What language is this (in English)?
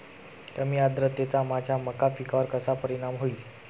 Marathi